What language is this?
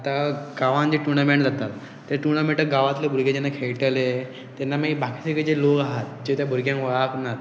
Konkani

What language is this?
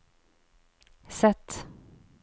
Norwegian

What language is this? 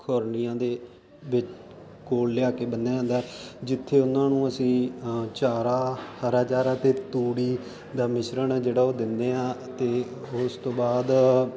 Punjabi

